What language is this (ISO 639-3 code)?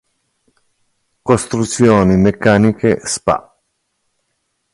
ita